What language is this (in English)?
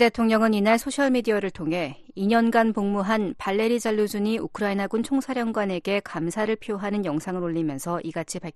Korean